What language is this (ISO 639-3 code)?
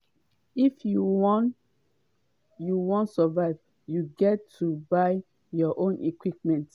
pcm